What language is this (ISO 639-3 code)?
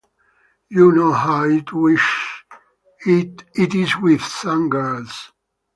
eng